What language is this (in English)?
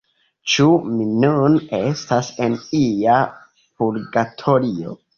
Esperanto